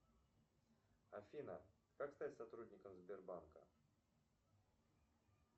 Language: Russian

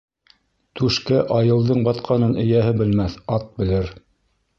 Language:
Bashkir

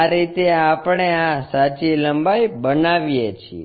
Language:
Gujarati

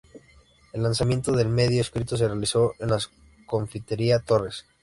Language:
Spanish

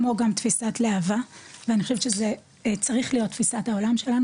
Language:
Hebrew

